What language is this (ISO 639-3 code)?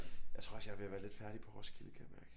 dan